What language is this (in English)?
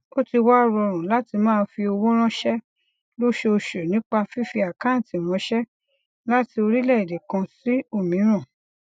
Yoruba